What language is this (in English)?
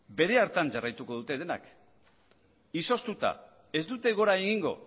Basque